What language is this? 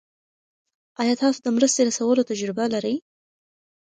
Pashto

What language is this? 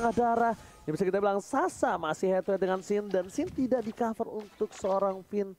Indonesian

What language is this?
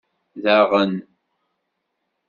Kabyle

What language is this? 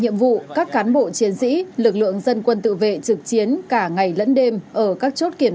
Vietnamese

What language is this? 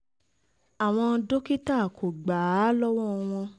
Yoruba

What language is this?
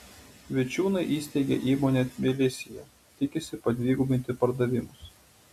Lithuanian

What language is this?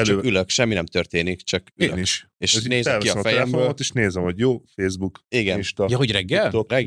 Hungarian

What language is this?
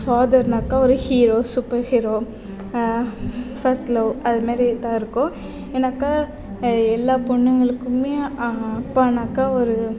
Tamil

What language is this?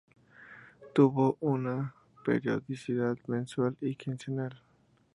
Spanish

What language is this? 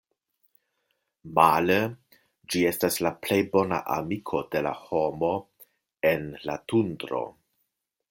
Esperanto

